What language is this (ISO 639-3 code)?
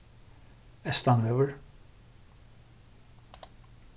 fao